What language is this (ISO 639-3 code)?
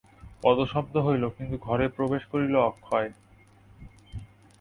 ben